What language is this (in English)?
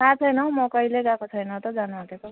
Nepali